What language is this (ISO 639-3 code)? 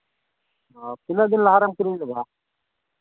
sat